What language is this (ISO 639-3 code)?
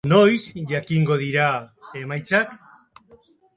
eus